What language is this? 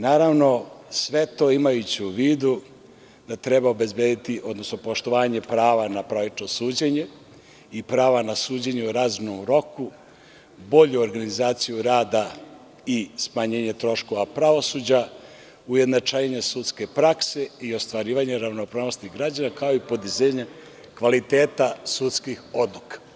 Serbian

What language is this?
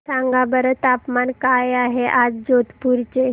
Marathi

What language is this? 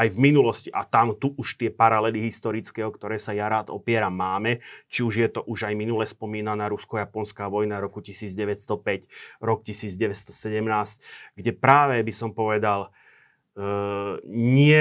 Slovak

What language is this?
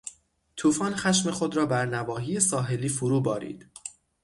Persian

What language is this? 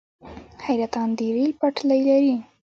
Pashto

